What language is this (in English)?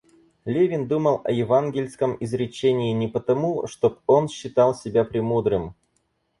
Russian